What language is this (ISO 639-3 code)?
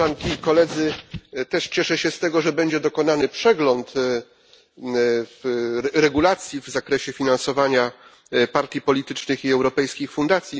pol